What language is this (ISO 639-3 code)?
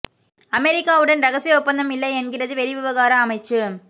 tam